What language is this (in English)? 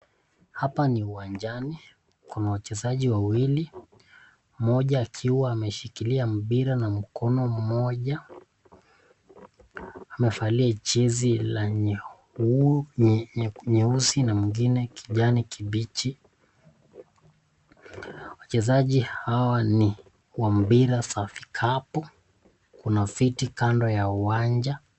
Swahili